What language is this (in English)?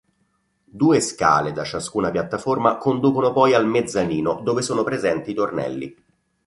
Italian